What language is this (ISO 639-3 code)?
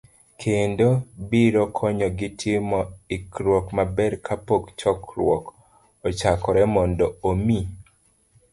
luo